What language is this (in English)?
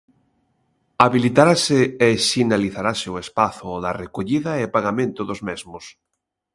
Galician